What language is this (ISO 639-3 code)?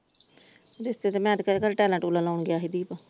pan